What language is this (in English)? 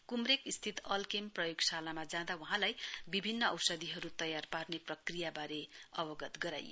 Nepali